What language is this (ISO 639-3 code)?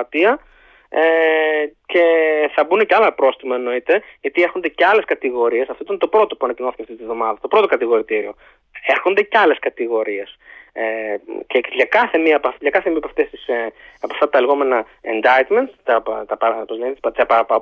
ell